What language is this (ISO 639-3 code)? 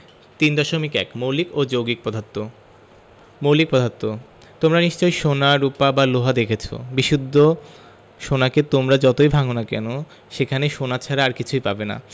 ben